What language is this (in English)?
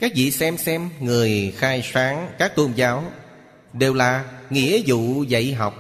Vietnamese